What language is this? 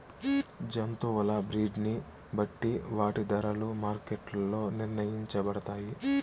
Telugu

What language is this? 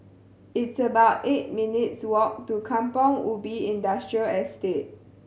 English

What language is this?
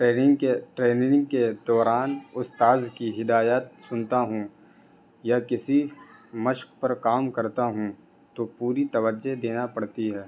Urdu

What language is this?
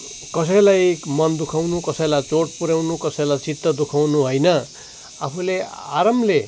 Nepali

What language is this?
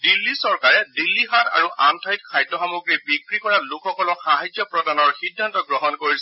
Assamese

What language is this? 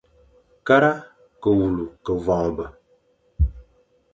Fang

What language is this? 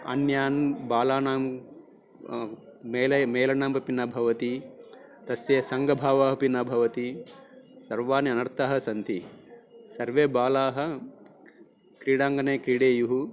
Sanskrit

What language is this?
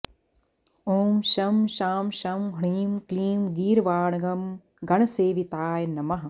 Sanskrit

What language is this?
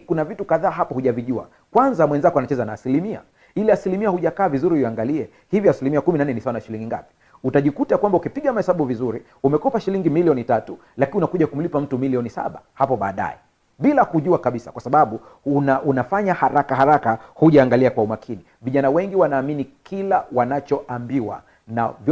Swahili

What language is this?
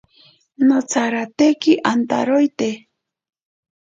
Ashéninka Perené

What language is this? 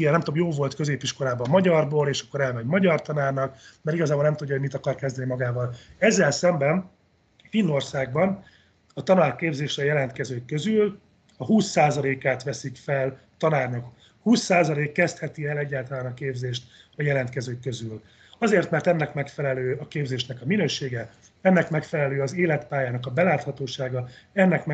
Hungarian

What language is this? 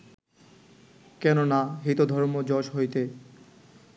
Bangla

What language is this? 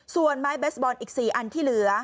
Thai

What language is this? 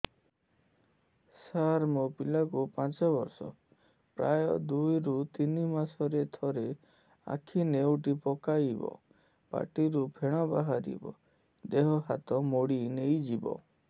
Odia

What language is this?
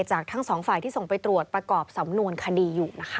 Thai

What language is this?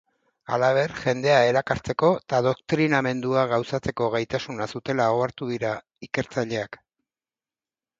Basque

